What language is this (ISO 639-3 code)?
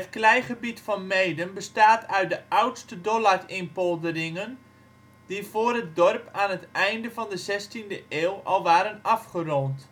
nld